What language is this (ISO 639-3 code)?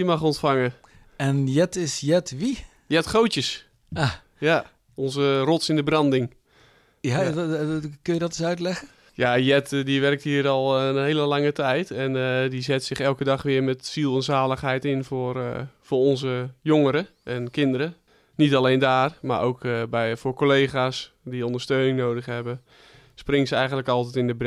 nld